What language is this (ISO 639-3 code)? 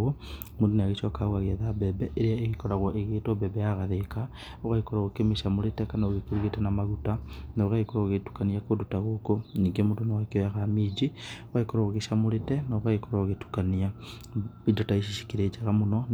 kik